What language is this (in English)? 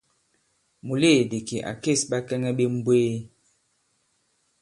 Bankon